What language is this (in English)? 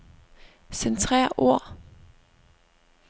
Danish